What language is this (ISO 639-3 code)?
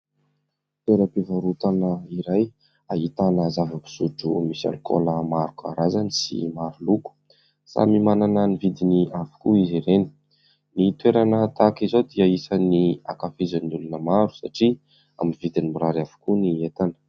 mlg